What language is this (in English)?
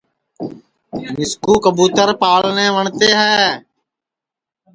Sansi